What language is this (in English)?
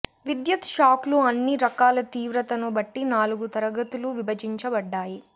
Telugu